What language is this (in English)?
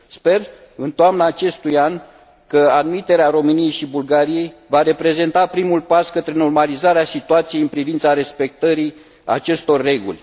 Romanian